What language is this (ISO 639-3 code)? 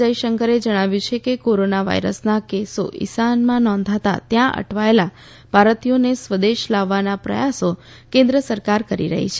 guj